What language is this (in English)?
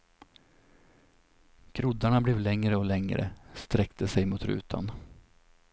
Swedish